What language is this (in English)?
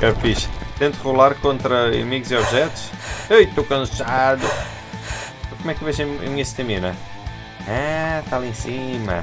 Portuguese